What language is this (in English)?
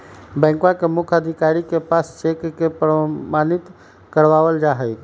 Magahi